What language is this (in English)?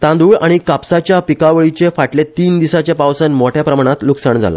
Konkani